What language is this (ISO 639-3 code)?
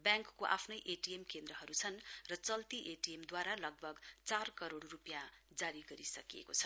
nep